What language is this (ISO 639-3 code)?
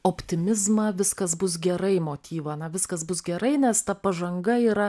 lit